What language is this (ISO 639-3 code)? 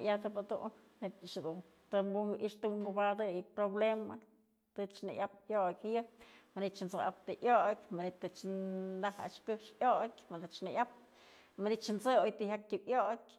mzl